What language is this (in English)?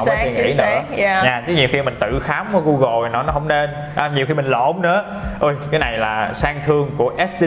Vietnamese